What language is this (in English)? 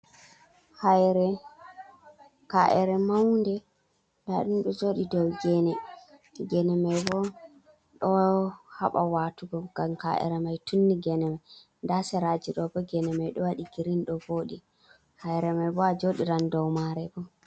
Fula